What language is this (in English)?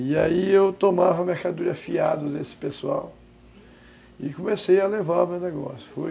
Portuguese